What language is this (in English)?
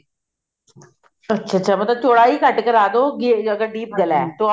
Punjabi